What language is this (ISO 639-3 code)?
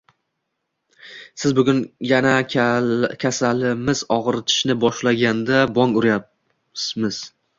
uzb